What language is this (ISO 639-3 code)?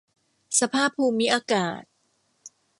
tha